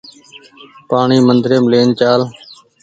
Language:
Goaria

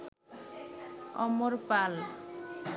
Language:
Bangla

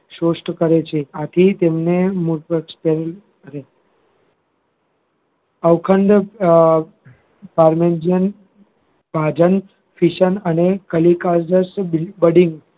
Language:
Gujarati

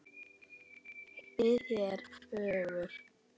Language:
Icelandic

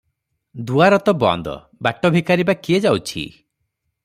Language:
Odia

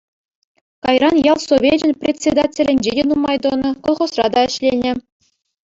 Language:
Chuvash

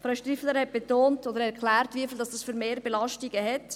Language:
Swiss German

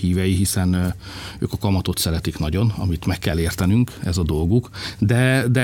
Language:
Hungarian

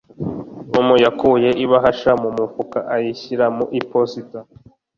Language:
Kinyarwanda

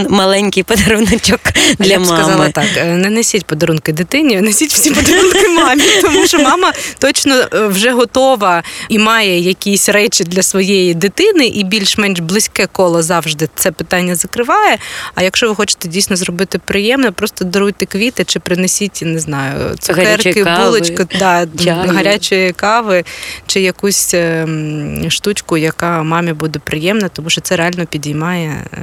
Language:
Ukrainian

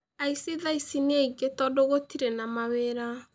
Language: Kikuyu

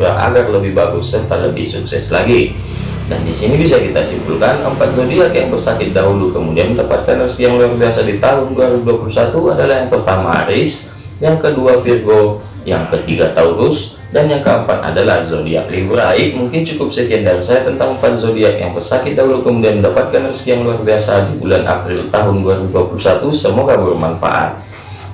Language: Indonesian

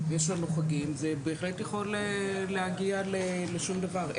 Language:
Hebrew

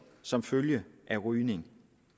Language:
Danish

